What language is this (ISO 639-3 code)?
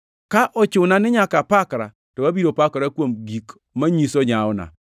luo